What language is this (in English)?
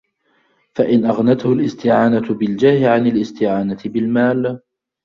Arabic